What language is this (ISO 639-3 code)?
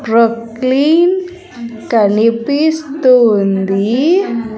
tel